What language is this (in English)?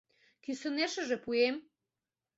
Mari